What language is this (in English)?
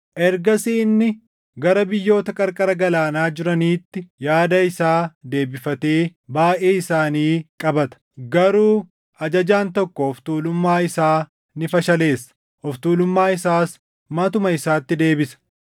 Oromo